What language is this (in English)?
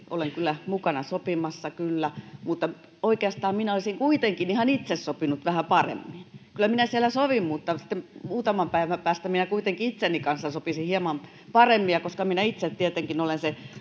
Finnish